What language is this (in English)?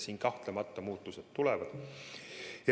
Estonian